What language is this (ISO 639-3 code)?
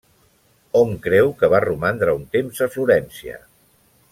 cat